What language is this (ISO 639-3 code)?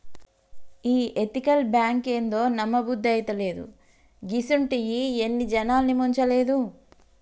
tel